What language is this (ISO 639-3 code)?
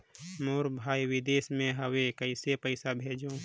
hne